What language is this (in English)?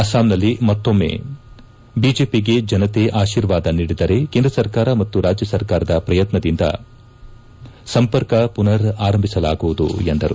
Kannada